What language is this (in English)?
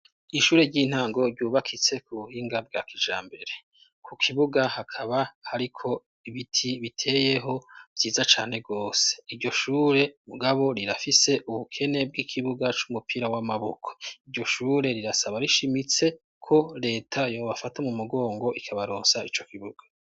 Rundi